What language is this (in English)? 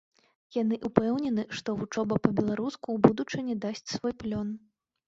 Belarusian